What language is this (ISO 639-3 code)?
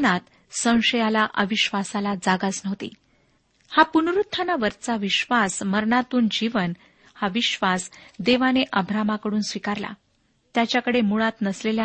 mar